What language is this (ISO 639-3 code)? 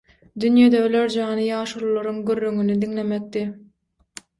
tuk